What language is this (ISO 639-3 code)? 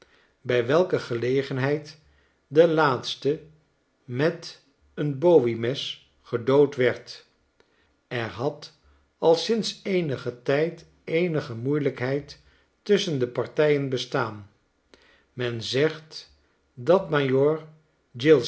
nld